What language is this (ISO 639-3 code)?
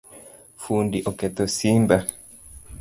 luo